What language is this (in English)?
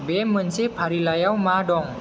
Bodo